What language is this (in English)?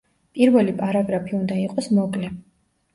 Georgian